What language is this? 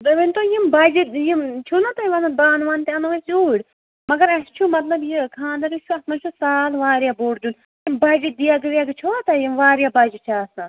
Kashmiri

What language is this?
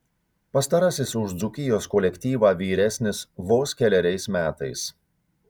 Lithuanian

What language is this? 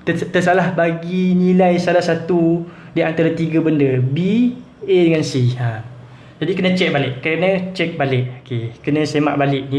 Malay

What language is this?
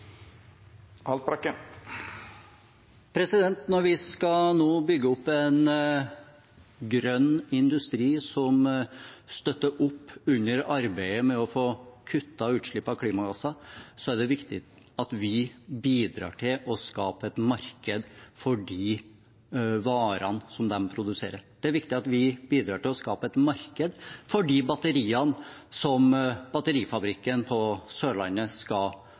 Norwegian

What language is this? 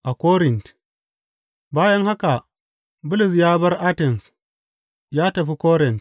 Hausa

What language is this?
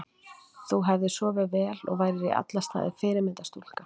Icelandic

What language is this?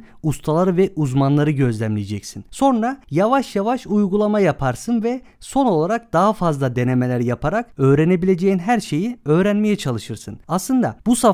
Turkish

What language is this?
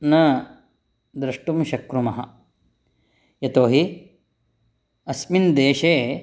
Sanskrit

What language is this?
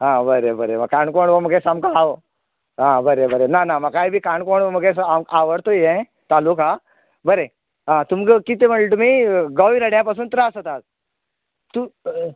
Konkani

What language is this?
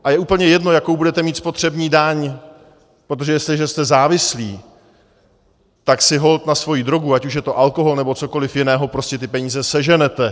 Czech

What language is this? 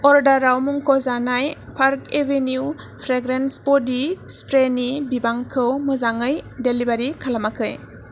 Bodo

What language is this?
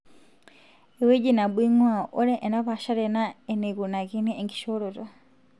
Masai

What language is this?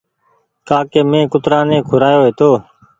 Goaria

